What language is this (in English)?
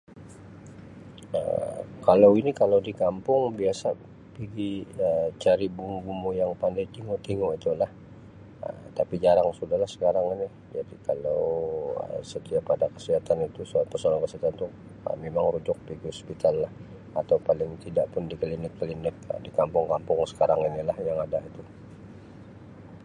Sabah Malay